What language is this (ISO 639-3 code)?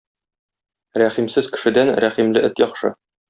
tat